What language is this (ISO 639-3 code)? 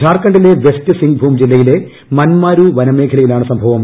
mal